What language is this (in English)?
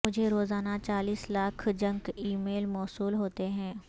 Urdu